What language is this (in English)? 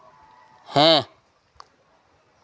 Santali